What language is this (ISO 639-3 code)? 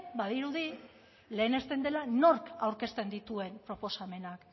eus